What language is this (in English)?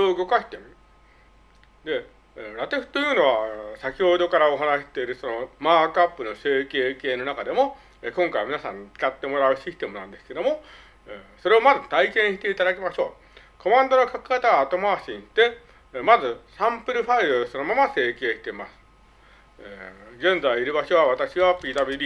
Japanese